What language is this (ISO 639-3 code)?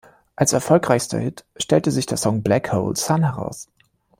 deu